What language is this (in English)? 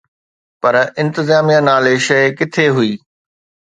Sindhi